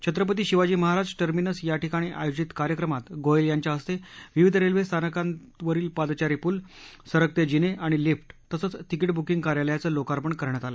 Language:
Marathi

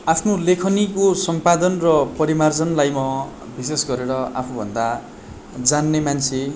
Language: Nepali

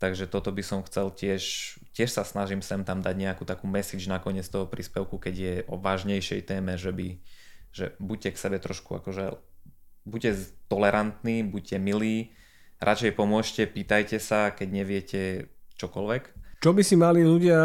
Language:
Slovak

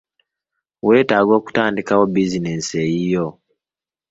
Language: Ganda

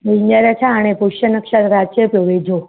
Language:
Sindhi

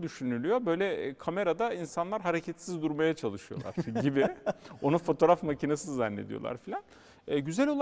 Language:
Turkish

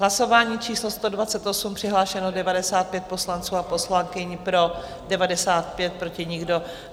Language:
Czech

